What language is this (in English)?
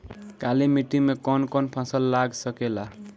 Bhojpuri